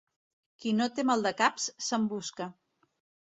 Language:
Catalan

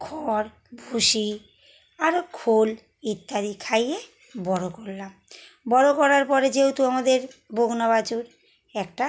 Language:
Bangla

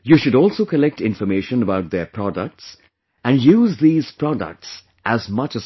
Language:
English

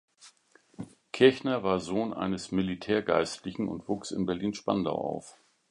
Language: German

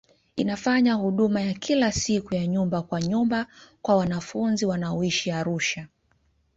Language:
Swahili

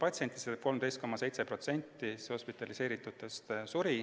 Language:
Estonian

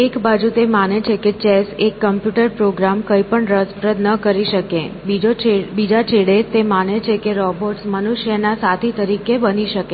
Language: Gujarati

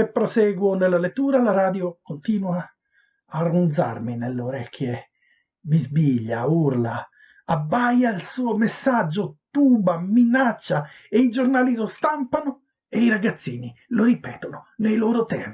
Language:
Italian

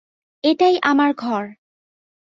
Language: Bangla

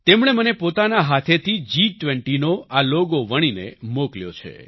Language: Gujarati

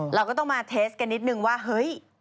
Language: Thai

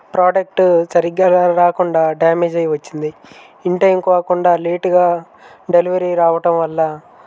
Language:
Telugu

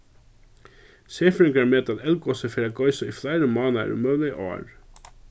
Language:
Faroese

